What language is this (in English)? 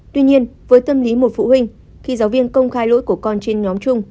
Vietnamese